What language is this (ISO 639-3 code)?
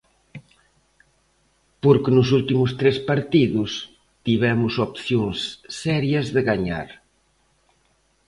glg